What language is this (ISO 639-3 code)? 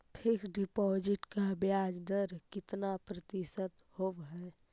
mag